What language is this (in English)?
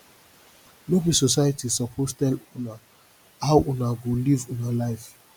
Nigerian Pidgin